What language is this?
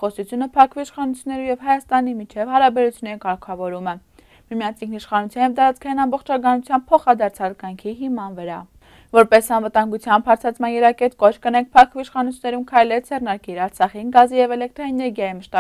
Romanian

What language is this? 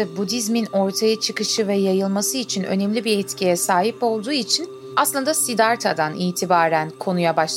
Turkish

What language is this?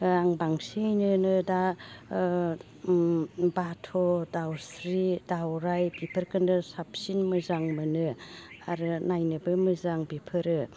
Bodo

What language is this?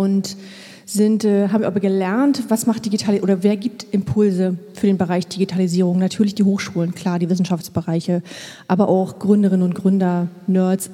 German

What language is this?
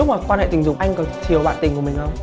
Vietnamese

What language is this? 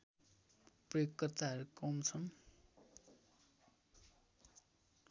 Nepali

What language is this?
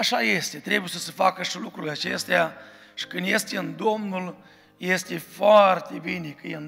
Romanian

